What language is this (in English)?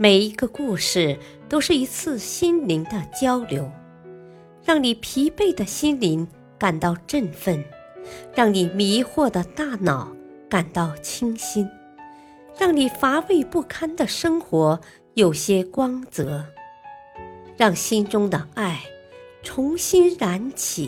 Chinese